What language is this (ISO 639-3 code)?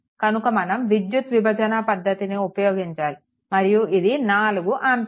tel